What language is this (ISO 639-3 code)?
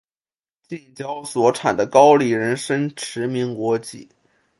zho